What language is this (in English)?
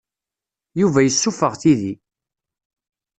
Kabyle